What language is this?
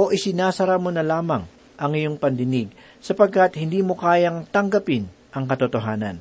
Filipino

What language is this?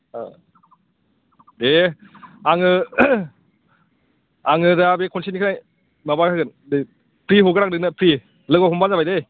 Bodo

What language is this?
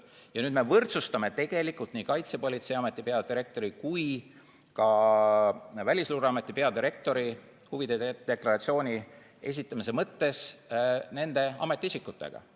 Estonian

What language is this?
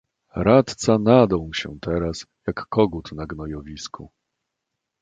Polish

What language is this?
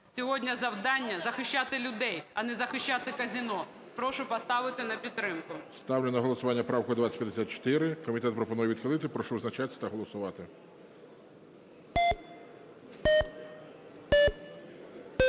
Ukrainian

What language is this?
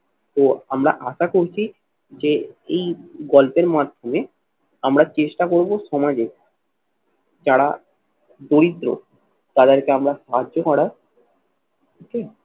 Bangla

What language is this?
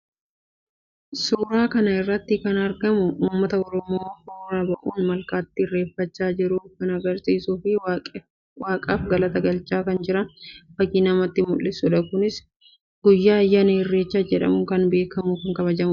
Oromo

